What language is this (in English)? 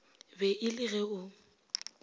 Northern Sotho